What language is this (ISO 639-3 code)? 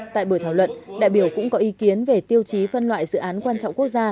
vie